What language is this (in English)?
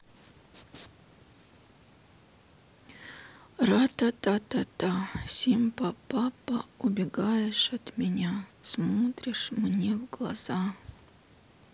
Russian